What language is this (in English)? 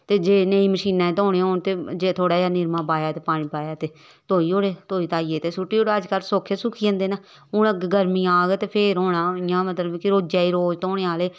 Dogri